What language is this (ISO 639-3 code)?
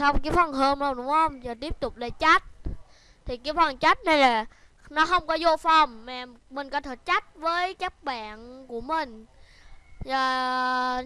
vie